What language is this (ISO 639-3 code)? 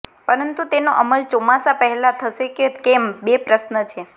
guj